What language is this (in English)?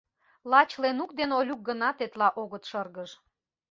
Mari